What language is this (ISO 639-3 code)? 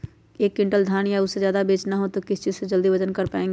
mag